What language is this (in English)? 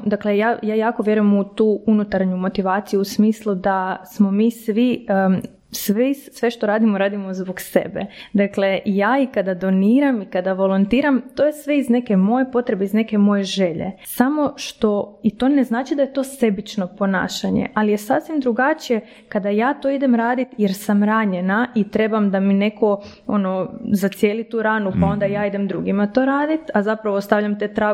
Croatian